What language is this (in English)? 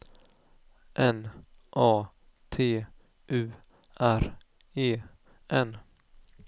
Swedish